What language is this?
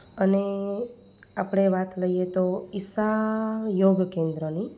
Gujarati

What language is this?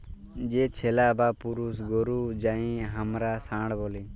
Bangla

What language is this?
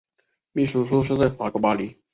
Chinese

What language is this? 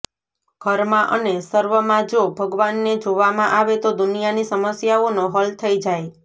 Gujarati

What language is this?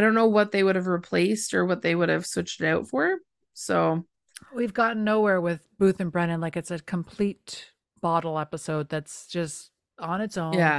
English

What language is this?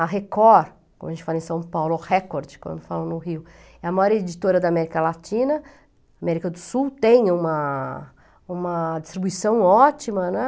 Portuguese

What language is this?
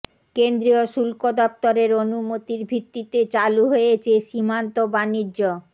Bangla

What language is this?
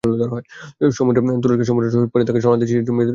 Bangla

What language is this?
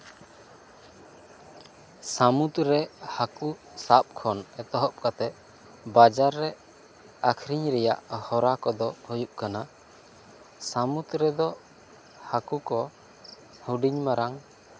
Santali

